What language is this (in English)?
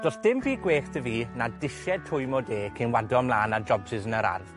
Welsh